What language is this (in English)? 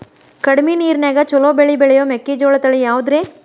Kannada